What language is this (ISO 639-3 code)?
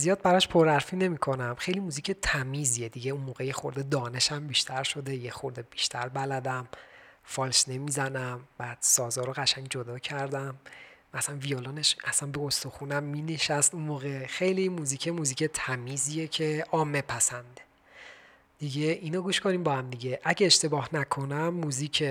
fas